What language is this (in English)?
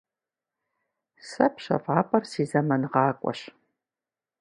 Kabardian